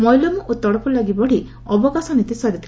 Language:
Odia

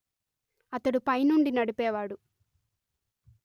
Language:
Telugu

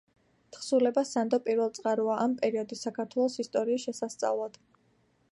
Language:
Georgian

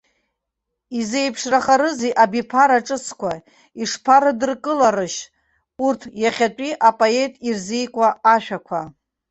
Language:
Abkhazian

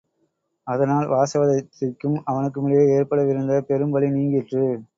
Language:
Tamil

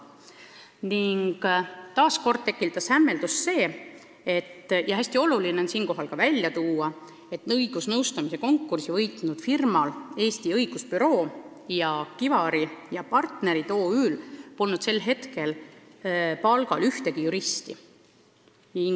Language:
Estonian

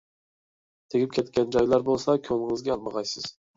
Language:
Uyghur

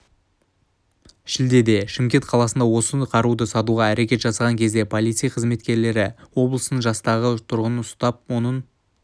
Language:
Kazakh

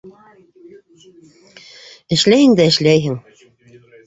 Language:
Bashkir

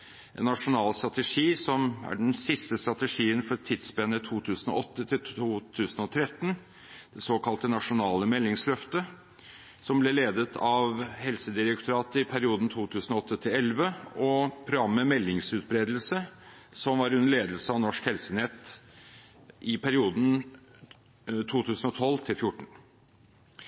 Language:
Norwegian Bokmål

